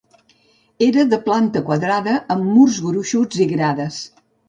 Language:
Catalan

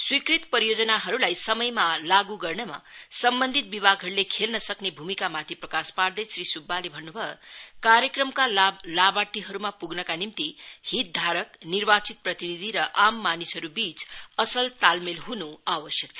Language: Nepali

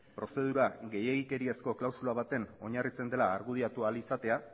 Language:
Basque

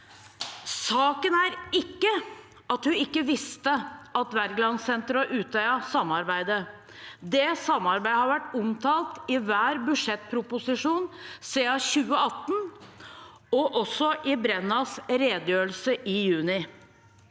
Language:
Norwegian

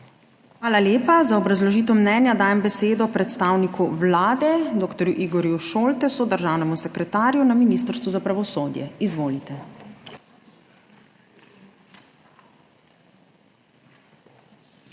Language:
Slovenian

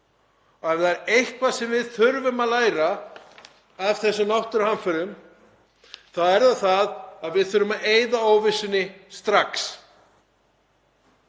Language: Icelandic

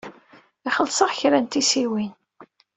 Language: Kabyle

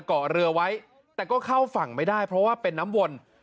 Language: Thai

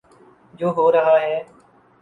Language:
Urdu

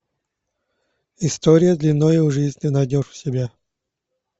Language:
Russian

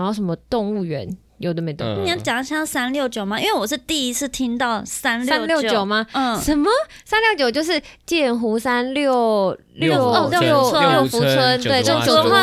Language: Chinese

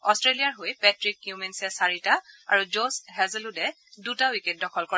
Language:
Assamese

